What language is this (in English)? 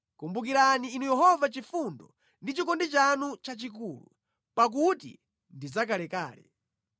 Nyanja